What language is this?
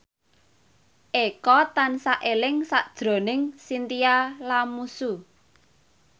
Javanese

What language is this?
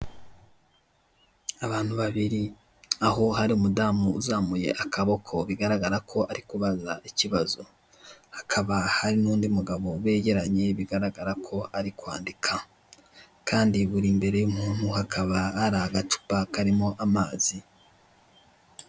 Kinyarwanda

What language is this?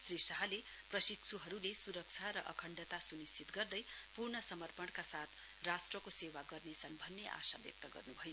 Nepali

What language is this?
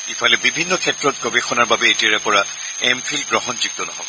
Assamese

